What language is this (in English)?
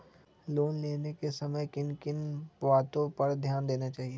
Magahi